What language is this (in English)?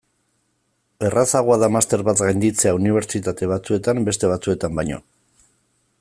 Basque